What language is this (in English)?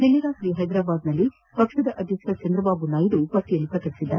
Kannada